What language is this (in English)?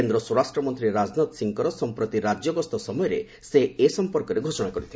Odia